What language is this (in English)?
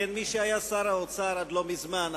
Hebrew